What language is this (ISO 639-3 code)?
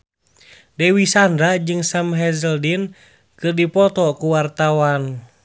sun